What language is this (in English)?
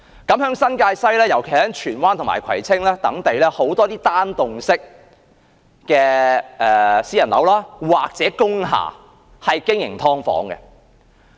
Cantonese